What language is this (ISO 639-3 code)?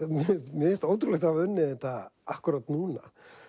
isl